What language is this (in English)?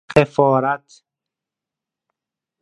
Persian